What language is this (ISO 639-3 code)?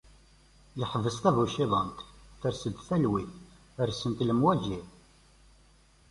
kab